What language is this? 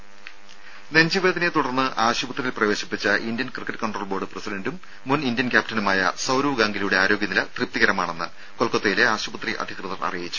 Malayalam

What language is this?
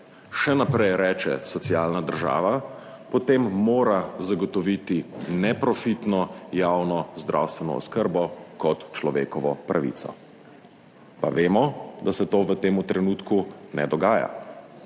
Slovenian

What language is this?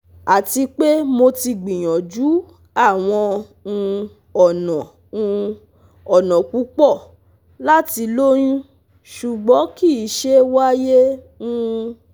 Yoruba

